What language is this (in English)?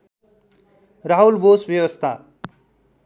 Nepali